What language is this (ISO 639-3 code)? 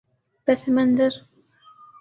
urd